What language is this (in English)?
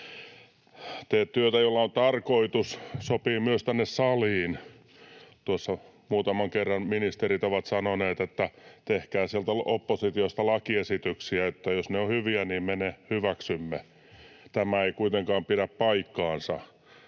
Finnish